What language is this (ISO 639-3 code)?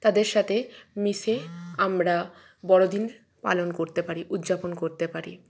ben